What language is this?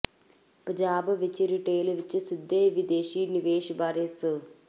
Punjabi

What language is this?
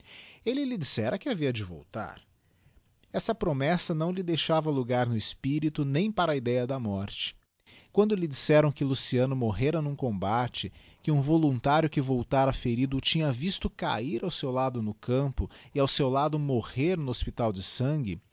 Portuguese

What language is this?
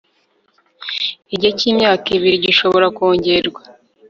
Kinyarwanda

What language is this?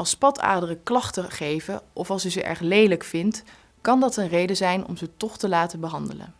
Dutch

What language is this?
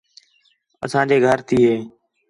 Khetrani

